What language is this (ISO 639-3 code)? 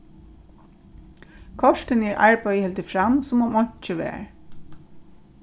fao